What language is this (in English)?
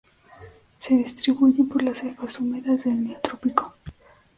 Spanish